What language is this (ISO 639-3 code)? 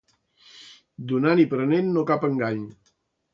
cat